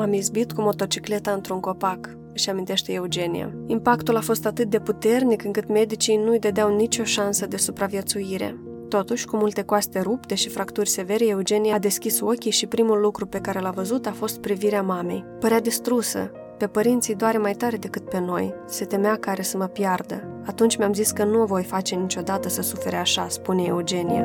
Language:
Romanian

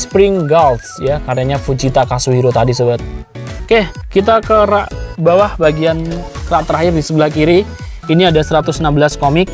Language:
Indonesian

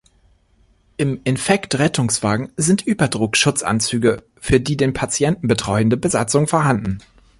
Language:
German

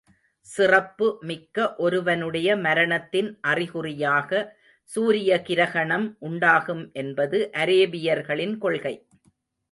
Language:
Tamil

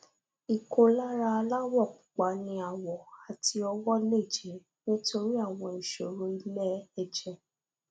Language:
Yoruba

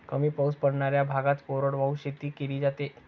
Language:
Marathi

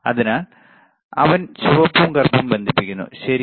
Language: Malayalam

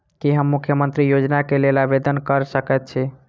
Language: Maithili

